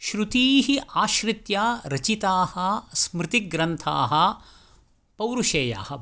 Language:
Sanskrit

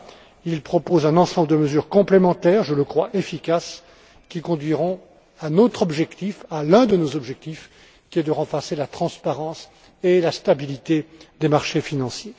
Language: French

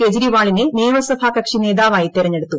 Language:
Malayalam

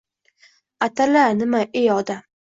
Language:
Uzbek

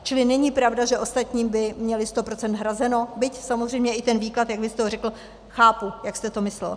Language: Czech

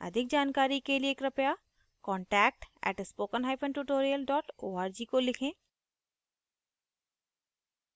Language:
Hindi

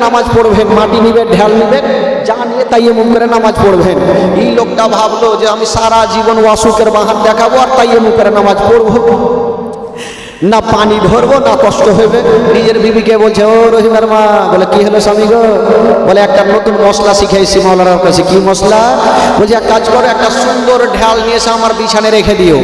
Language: Bangla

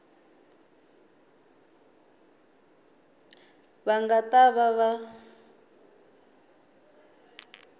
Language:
Tsonga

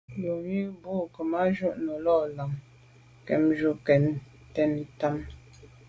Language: Medumba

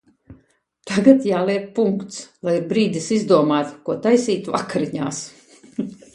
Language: Latvian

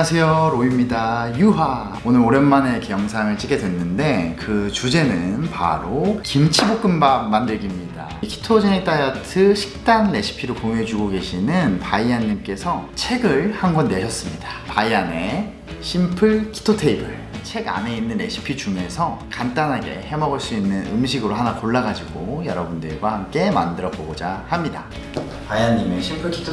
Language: Korean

